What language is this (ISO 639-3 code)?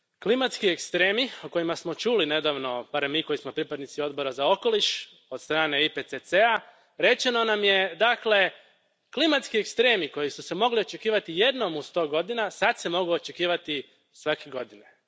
hrv